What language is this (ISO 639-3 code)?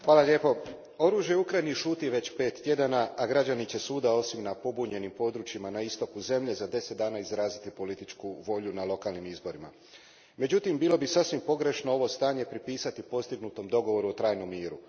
hrv